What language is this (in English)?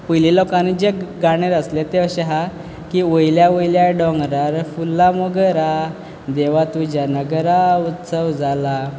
Konkani